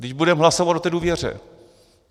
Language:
Czech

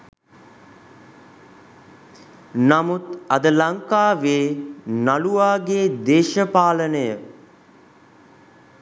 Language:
Sinhala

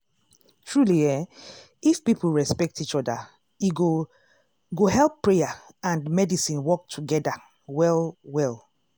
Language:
Nigerian Pidgin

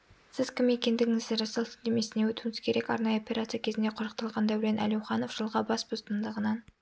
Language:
Kazakh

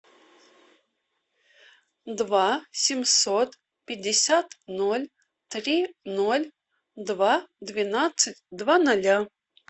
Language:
Russian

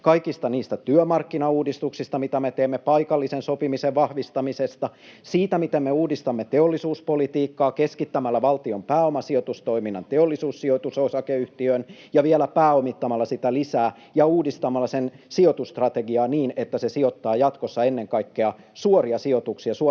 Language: Finnish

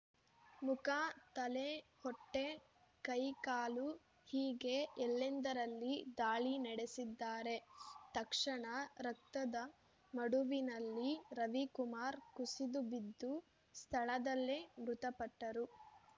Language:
Kannada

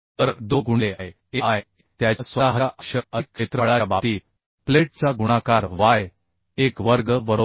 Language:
Marathi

